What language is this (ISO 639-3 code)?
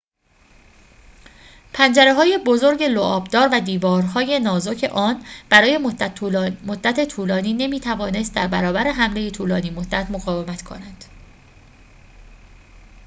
fas